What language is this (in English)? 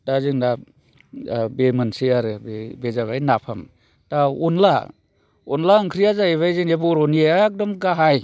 Bodo